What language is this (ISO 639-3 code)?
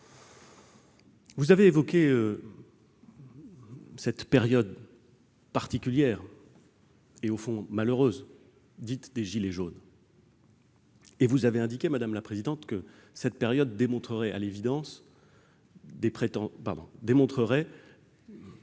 fra